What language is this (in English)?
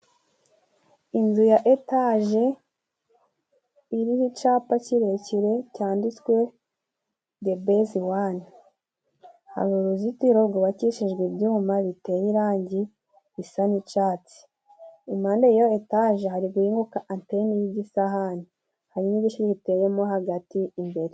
Kinyarwanda